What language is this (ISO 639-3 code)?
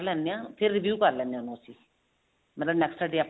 pan